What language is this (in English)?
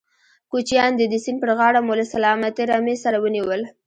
Pashto